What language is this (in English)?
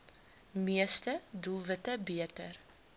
Afrikaans